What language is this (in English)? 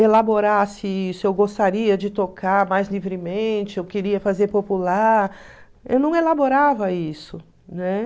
Portuguese